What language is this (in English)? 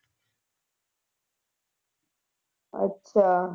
Punjabi